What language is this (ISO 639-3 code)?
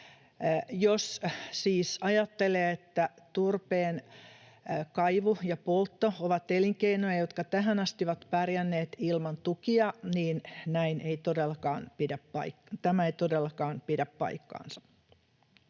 fin